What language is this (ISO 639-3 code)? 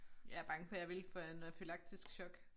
dan